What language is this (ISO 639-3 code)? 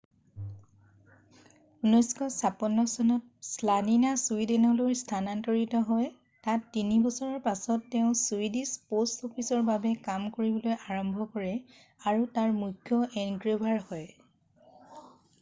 asm